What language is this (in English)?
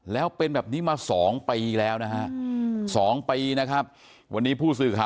Thai